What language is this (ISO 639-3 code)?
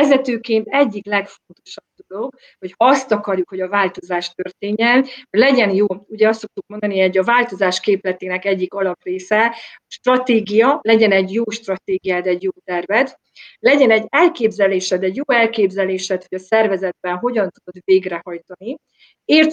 hun